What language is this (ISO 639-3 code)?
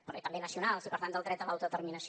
cat